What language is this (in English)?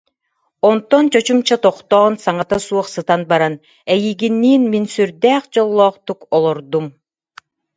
Yakut